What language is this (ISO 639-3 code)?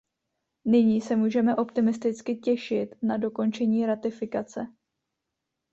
ces